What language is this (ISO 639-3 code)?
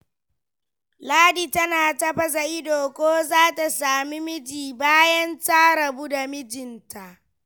hau